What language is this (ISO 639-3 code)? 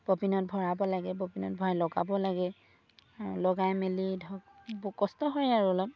asm